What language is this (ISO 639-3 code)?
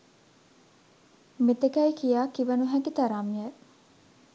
sin